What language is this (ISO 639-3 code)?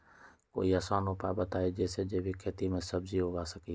mag